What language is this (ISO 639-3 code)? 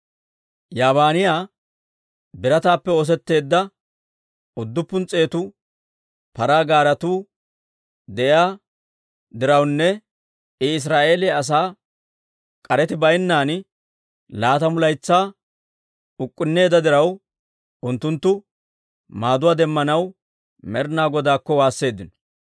dwr